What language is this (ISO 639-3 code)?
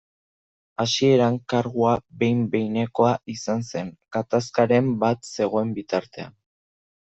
eus